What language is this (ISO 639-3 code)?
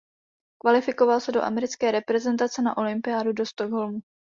ces